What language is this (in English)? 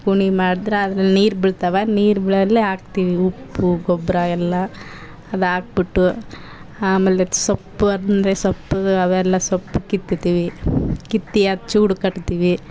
Kannada